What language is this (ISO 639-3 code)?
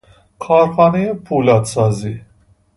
fas